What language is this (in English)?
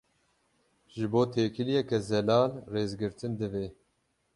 Kurdish